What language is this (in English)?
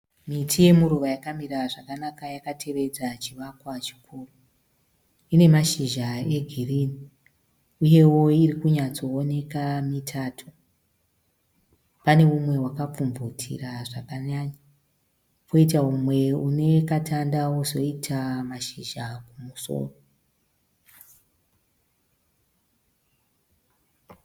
Shona